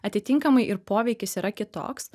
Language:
Lithuanian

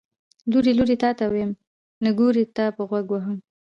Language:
Pashto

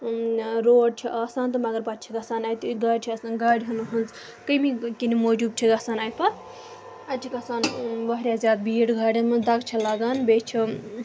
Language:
Kashmiri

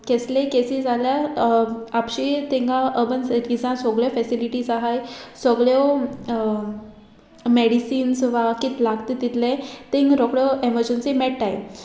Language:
Konkani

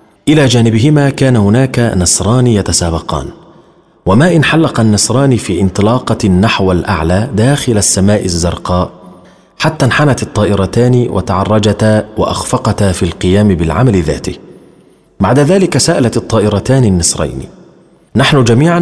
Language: Arabic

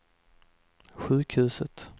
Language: Swedish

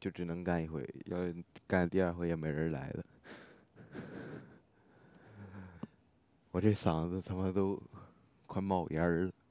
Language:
Chinese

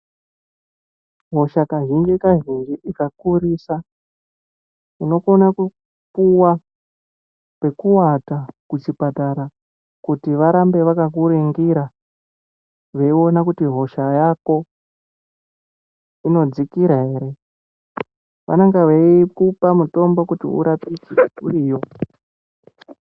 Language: Ndau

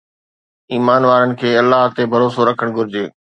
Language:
Sindhi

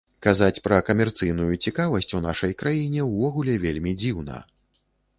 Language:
Belarusian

